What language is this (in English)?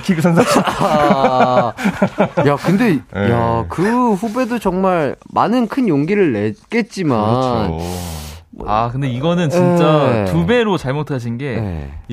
Korean